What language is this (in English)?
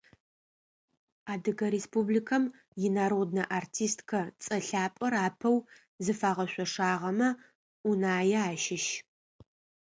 Adyghe